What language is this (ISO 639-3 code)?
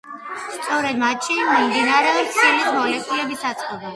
kat